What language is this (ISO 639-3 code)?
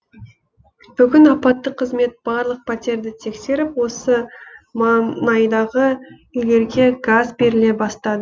kaz